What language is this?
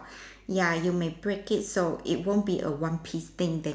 English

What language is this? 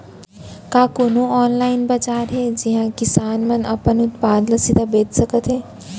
Chhattisgarhi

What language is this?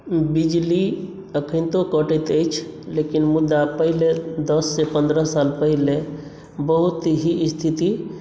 Maithili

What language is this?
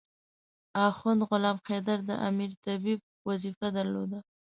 Pashto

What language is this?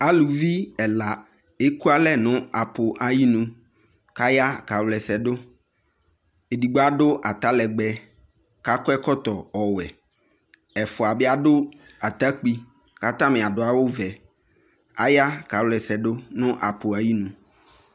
Ikposo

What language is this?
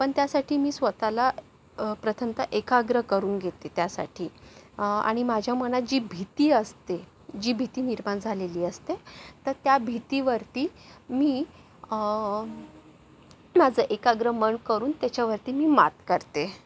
Marathi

